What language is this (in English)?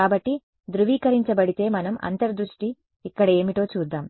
Telugu